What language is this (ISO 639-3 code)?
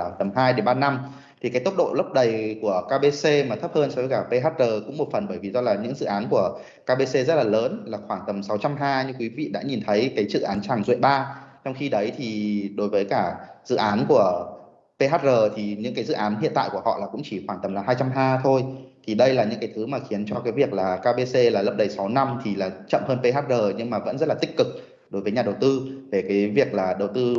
vie